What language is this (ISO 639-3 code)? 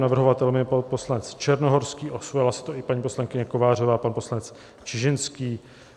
ces